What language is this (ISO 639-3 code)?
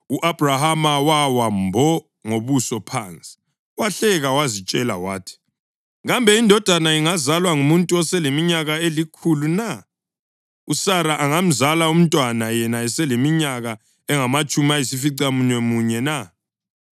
nde